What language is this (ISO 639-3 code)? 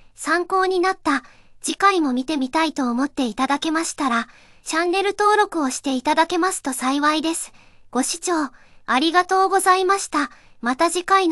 jpn